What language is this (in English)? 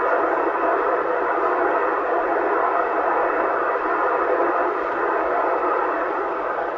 French